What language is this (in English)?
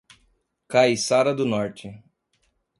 Portuguese